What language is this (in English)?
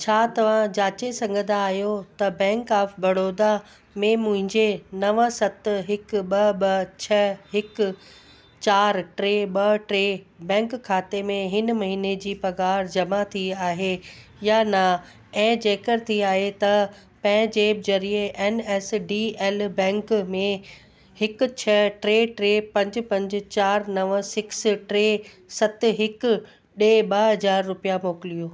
Sindhi